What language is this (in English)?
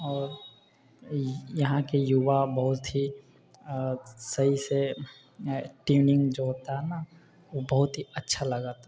Maithili